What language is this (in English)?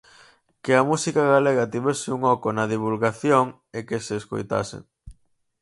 Galician